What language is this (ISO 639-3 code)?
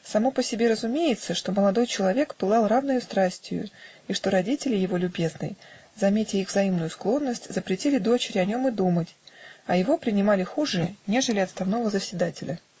rus